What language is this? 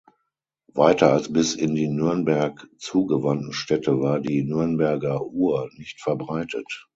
German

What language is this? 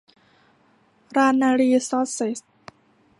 Thai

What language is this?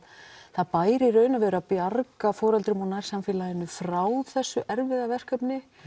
Icelandic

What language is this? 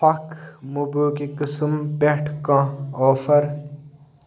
Kashmiri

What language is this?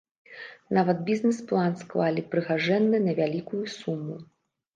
Belarusian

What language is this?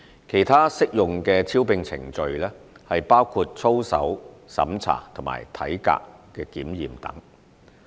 Cantonese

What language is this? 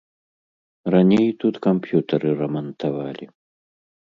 Belarusian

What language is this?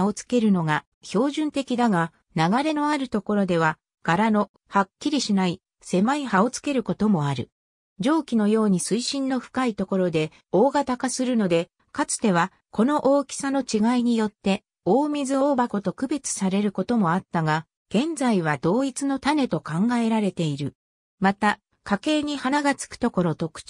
Japanese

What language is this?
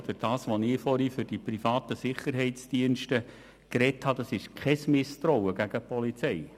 Swiss German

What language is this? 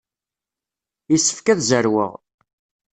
Kabyle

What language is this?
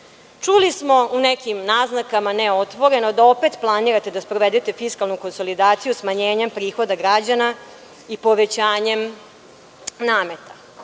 Serbian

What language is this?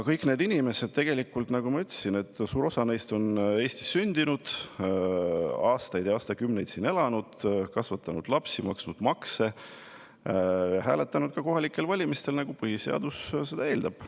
Estonian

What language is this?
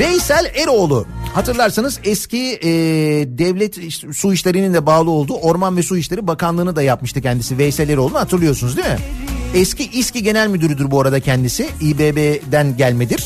Turkish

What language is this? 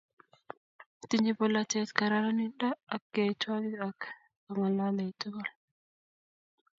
Kalenjin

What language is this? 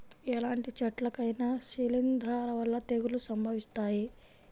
Telugu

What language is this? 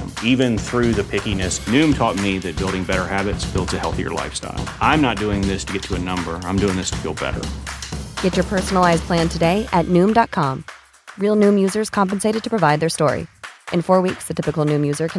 Bulgarian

